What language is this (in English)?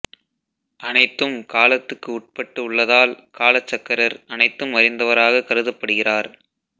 Tamil